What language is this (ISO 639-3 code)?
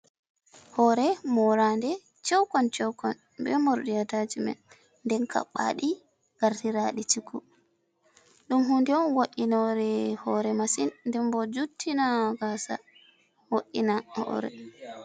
ful